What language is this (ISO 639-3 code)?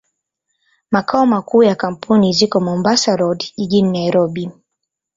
swa